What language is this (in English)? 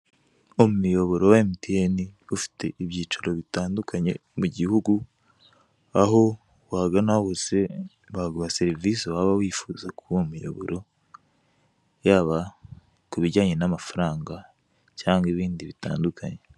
Kinyarwanda